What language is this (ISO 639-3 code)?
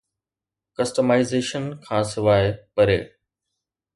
snd